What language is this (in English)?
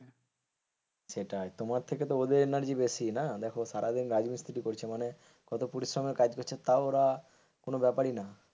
Bangla